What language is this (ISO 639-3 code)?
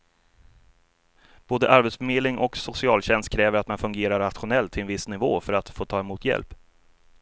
swe